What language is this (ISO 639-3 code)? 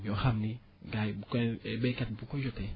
wol